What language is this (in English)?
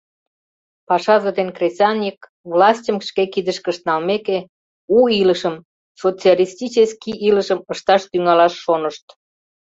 Mari